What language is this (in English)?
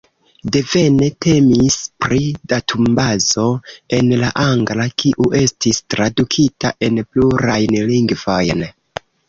Esperanto